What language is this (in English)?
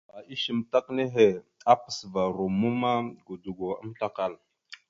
Mada (Cameroon)